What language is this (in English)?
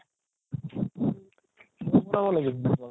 Assamese